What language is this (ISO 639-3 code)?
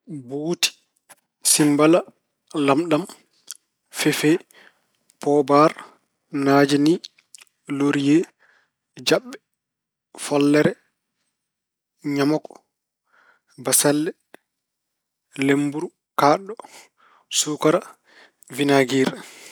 ful